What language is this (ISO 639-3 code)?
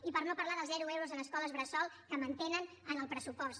cat